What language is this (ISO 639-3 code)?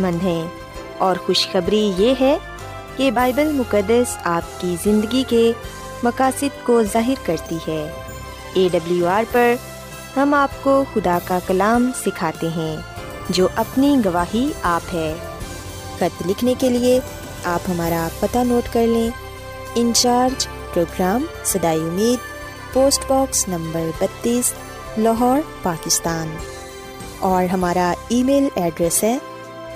urd